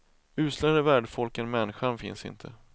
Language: Swedish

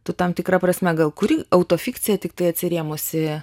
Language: Lithuanian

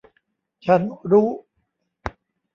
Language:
Thai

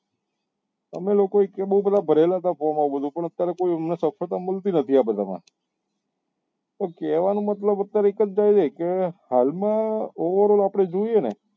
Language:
Gujarati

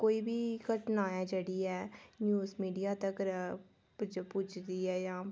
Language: Dogri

